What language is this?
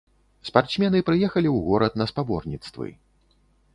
Belarusian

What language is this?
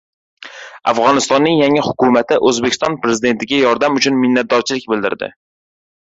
Uzbek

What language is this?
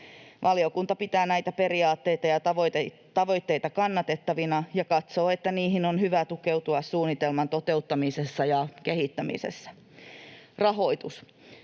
Finnish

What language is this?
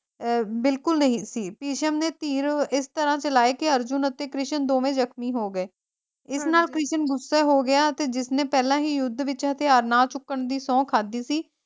Punjabi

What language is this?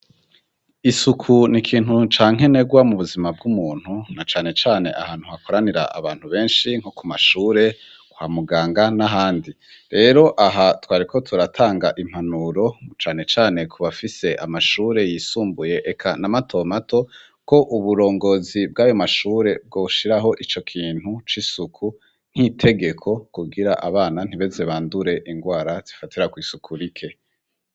Rundi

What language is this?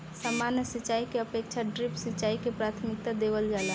Bhojpuri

